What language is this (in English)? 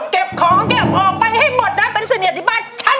Thai